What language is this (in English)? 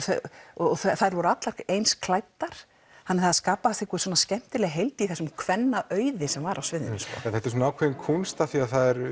Icelandic